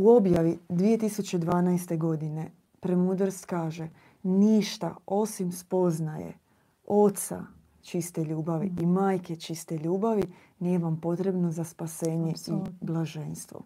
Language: Croatian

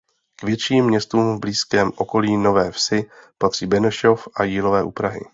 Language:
Czech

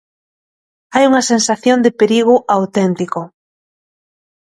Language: Galician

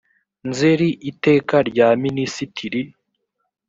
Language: Kinyarwanda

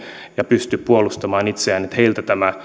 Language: Finnish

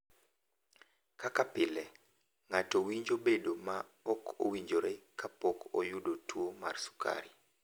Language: Luo (Kenya and Tanzania)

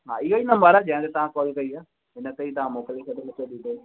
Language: Sindhi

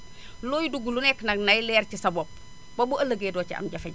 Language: Wolof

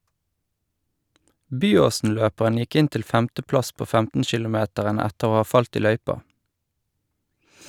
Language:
Norwegian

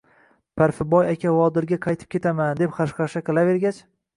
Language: Uzbek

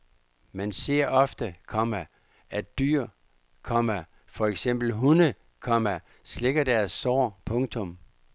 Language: Danish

